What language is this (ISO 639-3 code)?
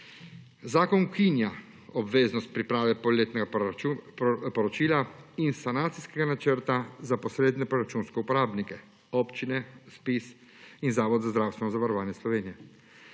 slv